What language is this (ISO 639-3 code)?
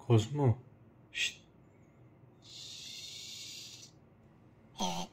tur